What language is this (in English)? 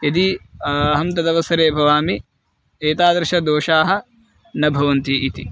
Sanskrit